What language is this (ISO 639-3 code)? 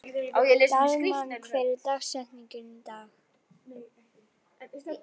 isl